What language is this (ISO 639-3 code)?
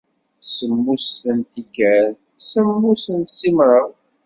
kab